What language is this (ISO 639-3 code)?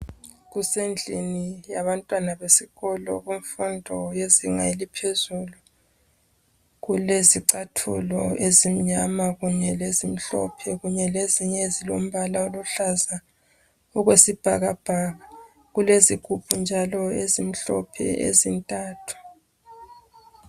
nde